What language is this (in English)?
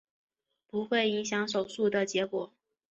Chinese